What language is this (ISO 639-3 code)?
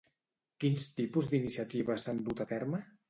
cat